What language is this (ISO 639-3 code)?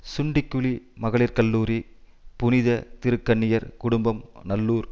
tam